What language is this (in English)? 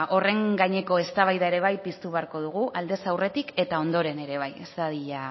Basque